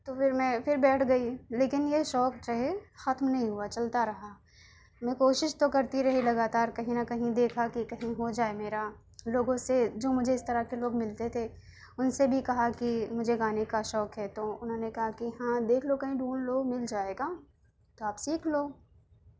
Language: Urdu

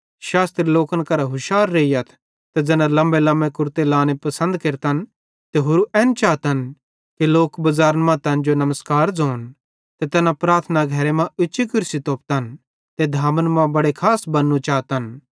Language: Bhadrawahi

